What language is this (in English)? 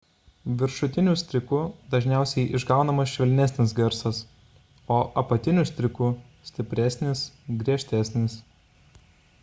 Lithuanian